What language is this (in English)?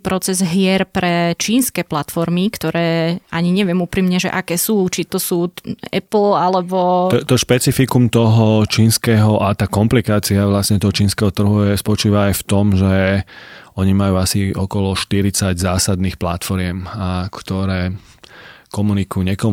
Slovak